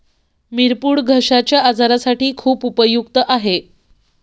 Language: Marathi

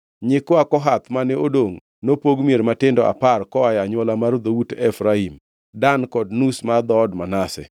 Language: Luo (Kenya and Tanzania)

